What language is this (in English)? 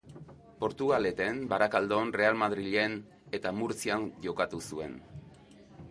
Basque